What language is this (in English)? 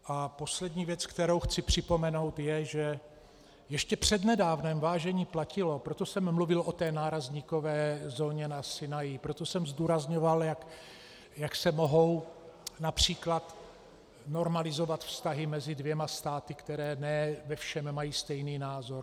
Czech